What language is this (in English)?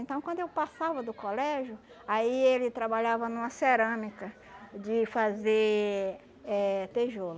Portuguese